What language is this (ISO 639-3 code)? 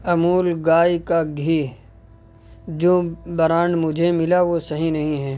urd